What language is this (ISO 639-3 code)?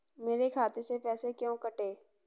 hin